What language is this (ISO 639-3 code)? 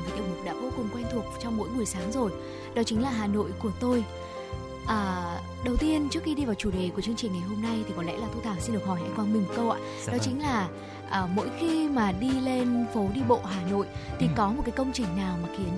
vie